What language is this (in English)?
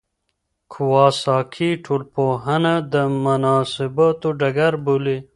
Pashto